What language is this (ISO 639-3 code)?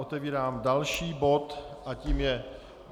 ces